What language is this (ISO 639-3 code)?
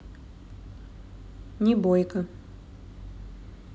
rus